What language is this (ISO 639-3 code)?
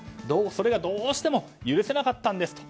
jpn